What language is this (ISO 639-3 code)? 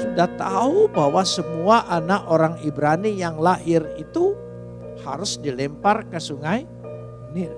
ind